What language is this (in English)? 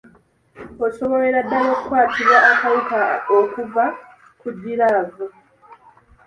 Ganda